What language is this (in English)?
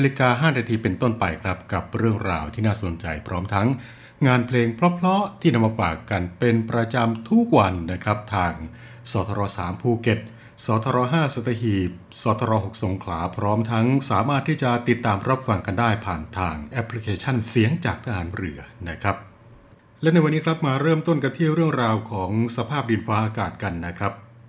Thai